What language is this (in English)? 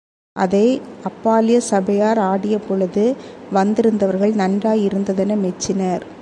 Tamil